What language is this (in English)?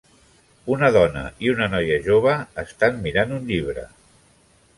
Catalan